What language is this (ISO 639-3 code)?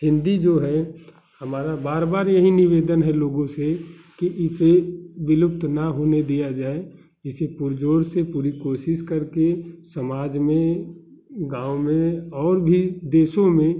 hin